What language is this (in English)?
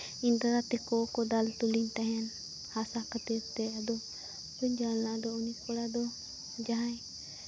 Santali